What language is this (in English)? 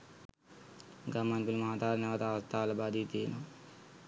Sinhala